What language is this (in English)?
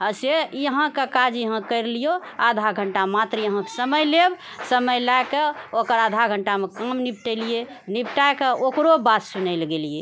Maithili